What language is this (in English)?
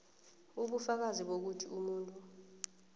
South Ndebele